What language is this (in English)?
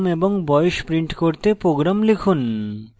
Bangla